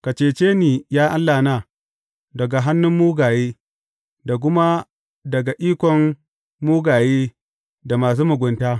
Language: Hausa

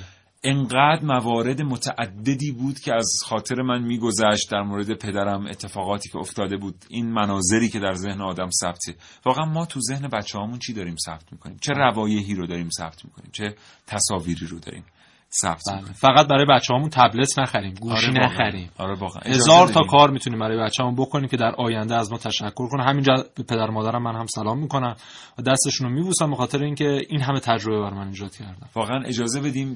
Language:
Persian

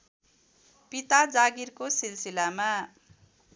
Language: Nepali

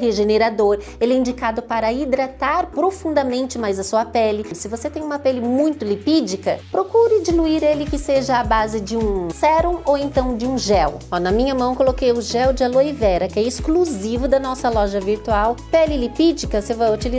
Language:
Portuguese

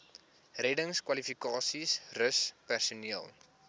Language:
Afrikaans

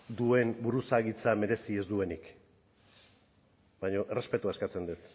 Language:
Basque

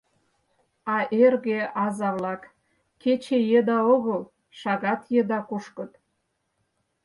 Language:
Mari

